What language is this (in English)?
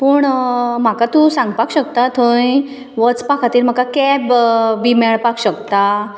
Konkani